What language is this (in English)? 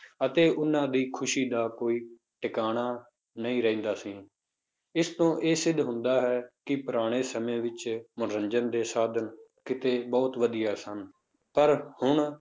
Punjabi